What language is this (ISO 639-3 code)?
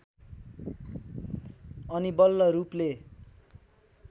nep